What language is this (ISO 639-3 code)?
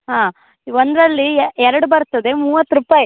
kan